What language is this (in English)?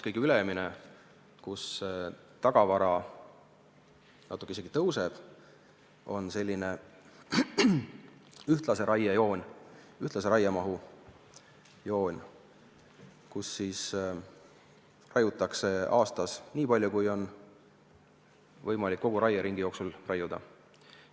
Estonian